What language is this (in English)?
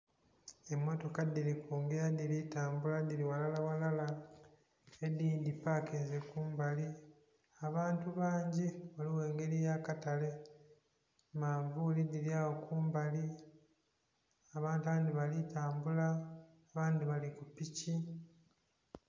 Soga